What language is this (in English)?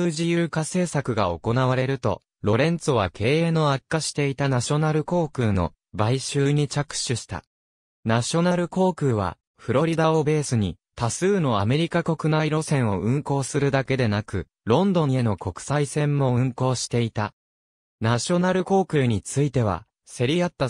Japanese